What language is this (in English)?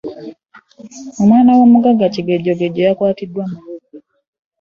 Ganda